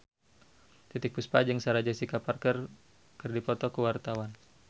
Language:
Sundanese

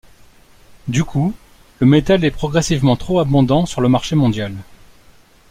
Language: French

